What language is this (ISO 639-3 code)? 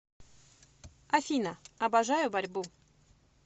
rus